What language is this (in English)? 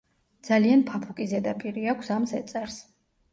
Georgian